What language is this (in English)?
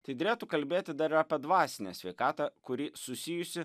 Lithuanian